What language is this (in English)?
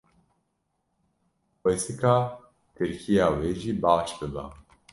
Kurdish